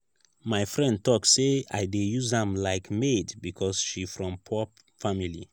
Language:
Nigerian Pidgin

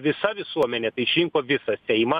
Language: Lithuanian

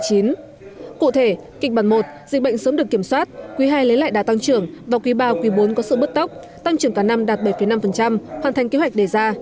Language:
Vietnamese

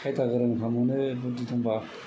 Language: Bodo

